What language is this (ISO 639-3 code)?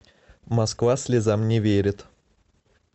rus